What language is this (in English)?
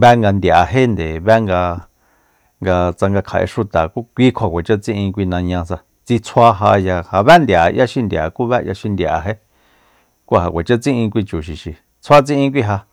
Soyaltepec Mazatec